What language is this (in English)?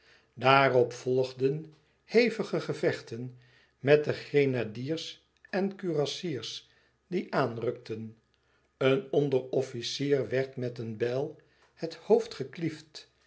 Dutch